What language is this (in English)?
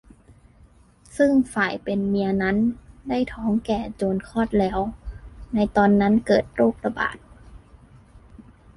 Thai